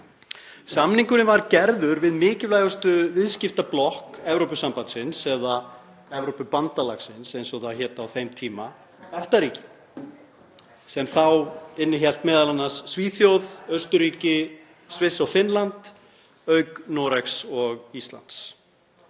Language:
Icelandic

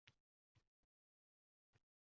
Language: Uzbek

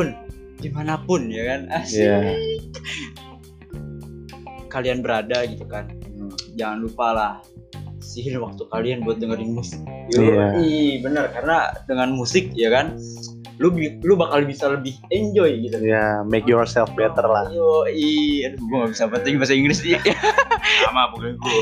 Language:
Indonesian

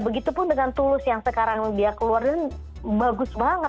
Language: Indonesian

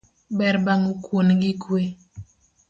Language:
Luo (Kenya and Tanzania)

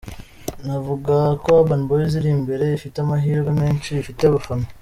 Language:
Kinyarwanda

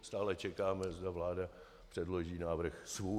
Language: Czech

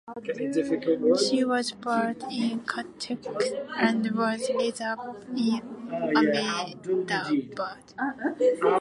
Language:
English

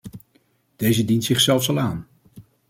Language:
Dutch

